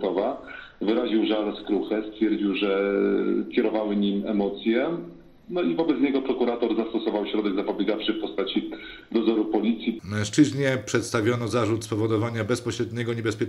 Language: Polish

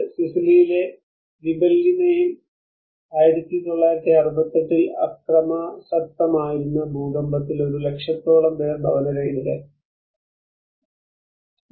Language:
Malayalam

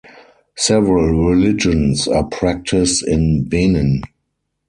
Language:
English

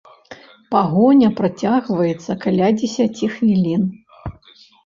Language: Belarusian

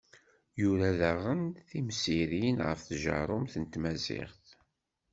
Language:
Kabyle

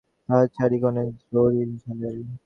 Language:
Bangla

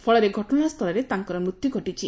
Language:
Odia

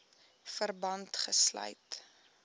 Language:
Afrikaans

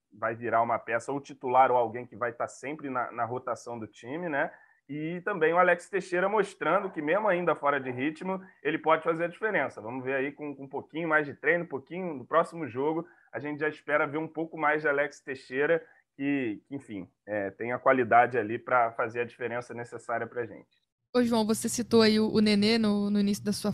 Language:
Portuguese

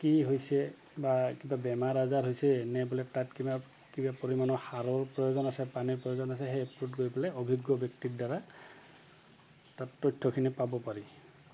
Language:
Assamese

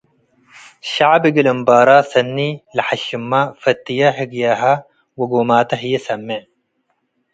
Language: Tigre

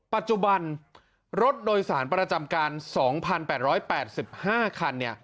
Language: Thai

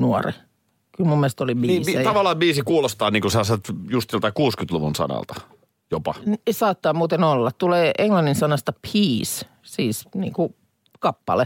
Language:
Finnish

